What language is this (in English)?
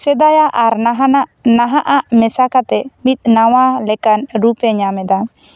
Santali